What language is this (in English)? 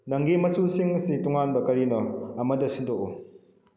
Manipuri